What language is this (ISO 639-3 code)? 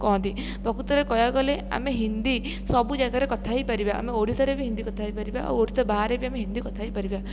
ori